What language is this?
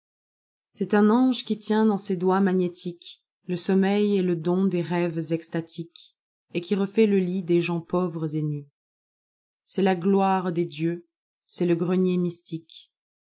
French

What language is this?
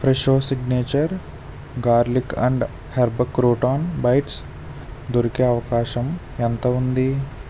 Telugu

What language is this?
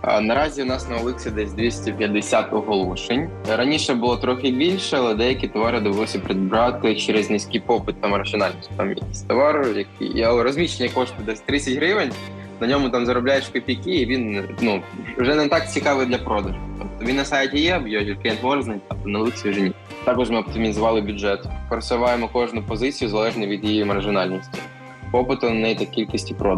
Ukrainian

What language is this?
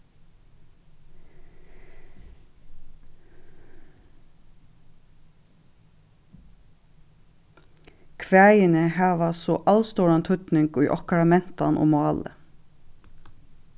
Faroese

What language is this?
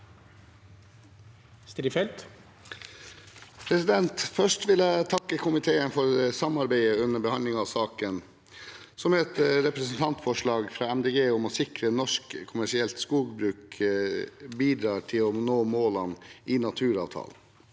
Norwegian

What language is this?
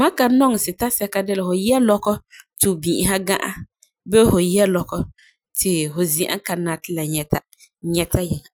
Frafra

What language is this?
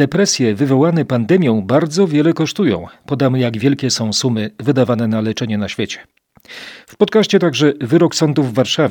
Polish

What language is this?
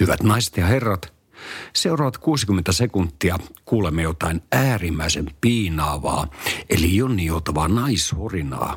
Finnish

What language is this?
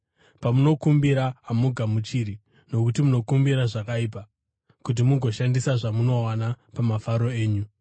Shona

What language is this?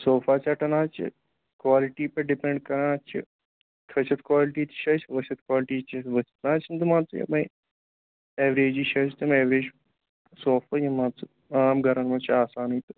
Kashmiri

